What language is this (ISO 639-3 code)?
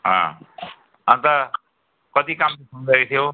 nep